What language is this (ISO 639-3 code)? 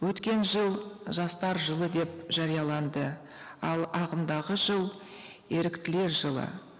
kaz